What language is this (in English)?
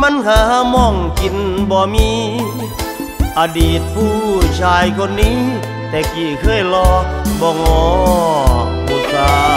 Thai